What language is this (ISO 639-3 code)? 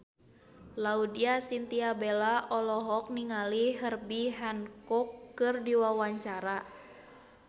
sun